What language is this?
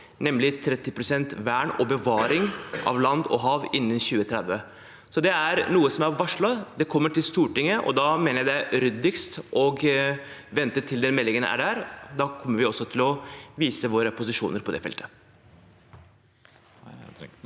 Norwegian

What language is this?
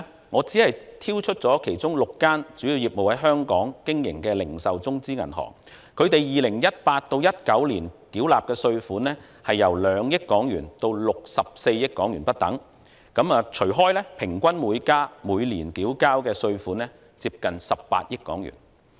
Cantonese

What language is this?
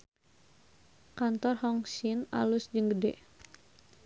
Sundanese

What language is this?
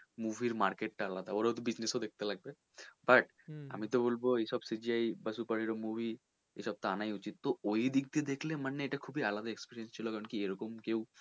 Bangla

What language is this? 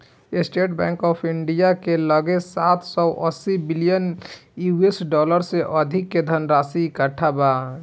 Bhojpuri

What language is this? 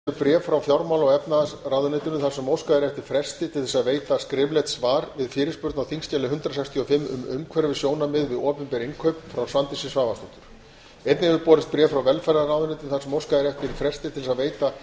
Icelandic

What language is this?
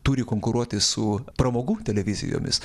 Lithuanian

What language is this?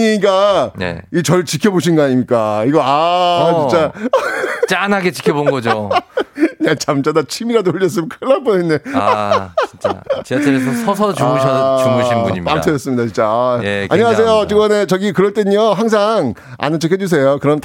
Korean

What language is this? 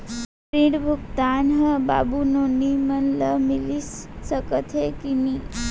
Chhattisgarhi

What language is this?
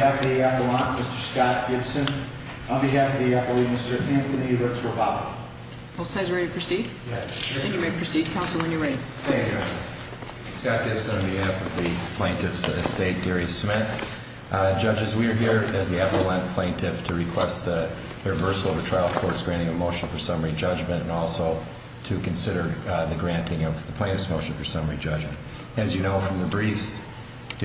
English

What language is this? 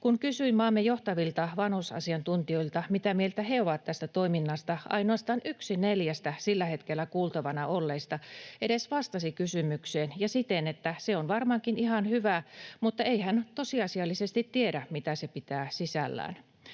Finnish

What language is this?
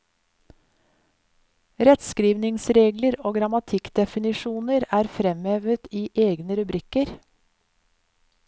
Norwegian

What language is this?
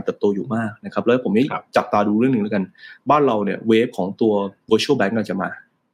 Thai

